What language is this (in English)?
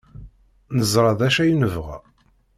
Kabyle